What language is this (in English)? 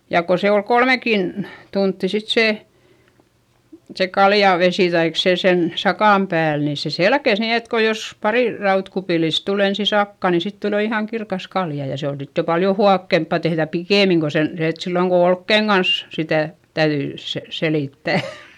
Finnish